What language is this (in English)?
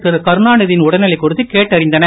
Tamil